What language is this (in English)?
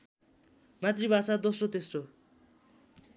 Nepali